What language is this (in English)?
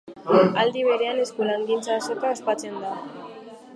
Basque